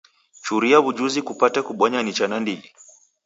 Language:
Taita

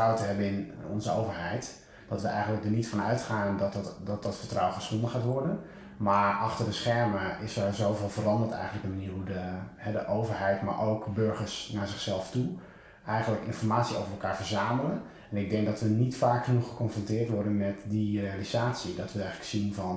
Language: Dutch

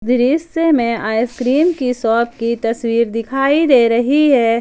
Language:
Hindi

